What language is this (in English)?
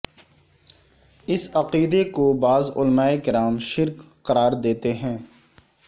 Urdu